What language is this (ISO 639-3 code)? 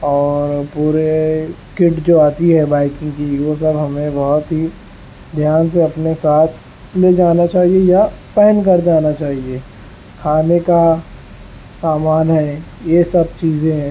urd